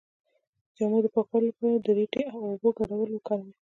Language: Pashto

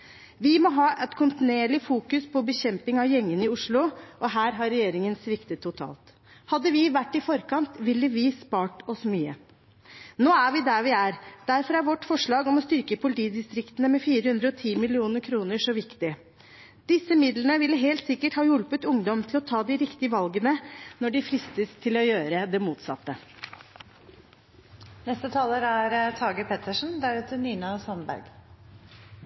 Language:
Norwegian Bokmål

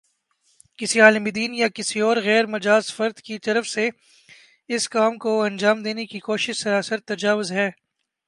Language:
Urdu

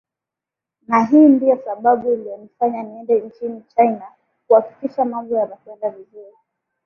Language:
Swahili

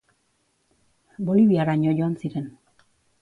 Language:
Basque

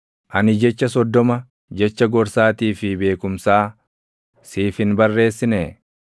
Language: Oromo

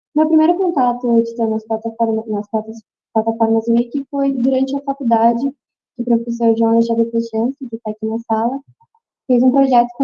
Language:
Portuguese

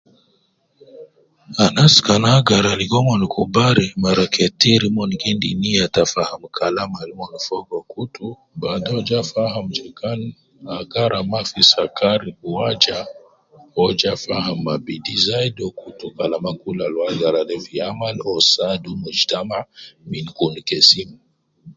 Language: Nubi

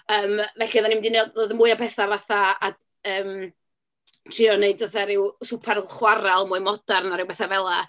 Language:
Welsh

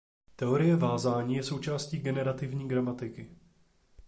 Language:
Czech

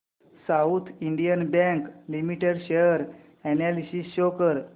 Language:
Marathi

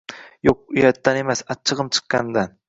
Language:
Uzbek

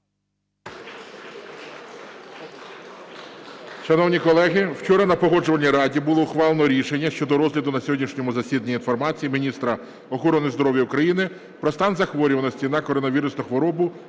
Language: Ukrainian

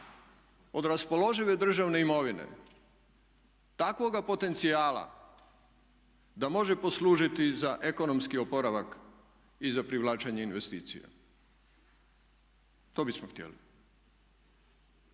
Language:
Croatian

